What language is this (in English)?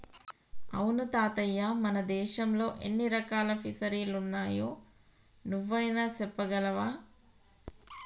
Telugu